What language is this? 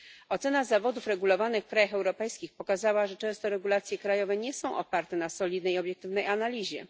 Polish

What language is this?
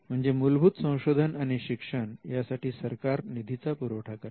Marathi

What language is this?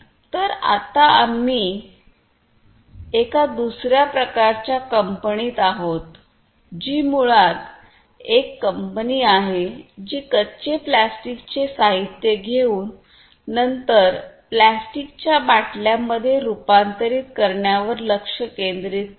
Marathi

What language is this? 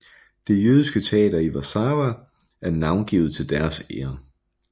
Danish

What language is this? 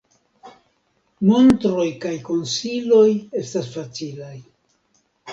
Esperanto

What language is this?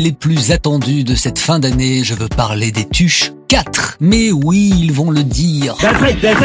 French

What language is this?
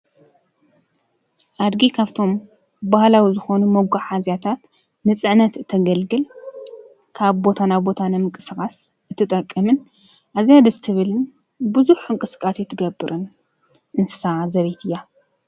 Tigrinya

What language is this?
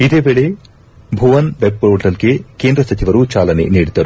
Kannada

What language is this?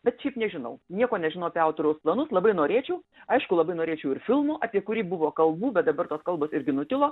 Lithuanian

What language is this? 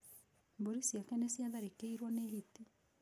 Kikuyu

